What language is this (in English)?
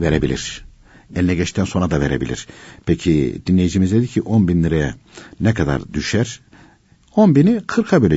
Turkish